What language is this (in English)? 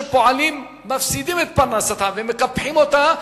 Hebrew